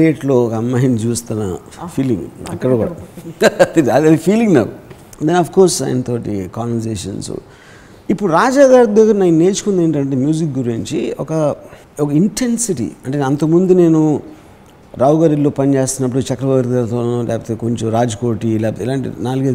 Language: Telugu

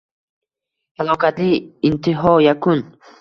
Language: Uzbek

